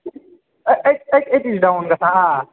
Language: Kashmiri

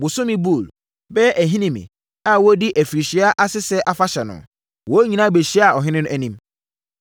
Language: Akan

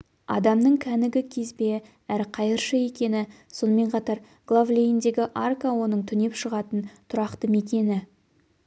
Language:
Kazakh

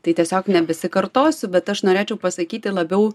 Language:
Lithuanian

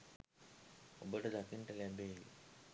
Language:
Sinhala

